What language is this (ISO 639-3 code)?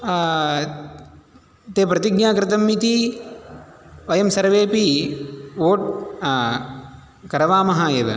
san